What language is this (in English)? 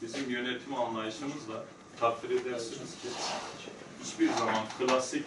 Turkish